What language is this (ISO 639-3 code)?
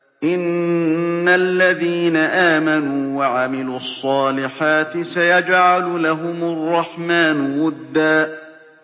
ara